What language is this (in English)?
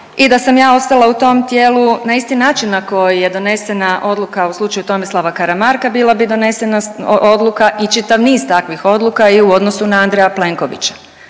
Croatian